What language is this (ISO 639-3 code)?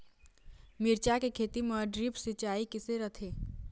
hne